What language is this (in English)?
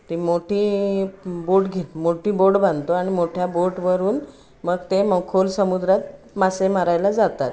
Marathi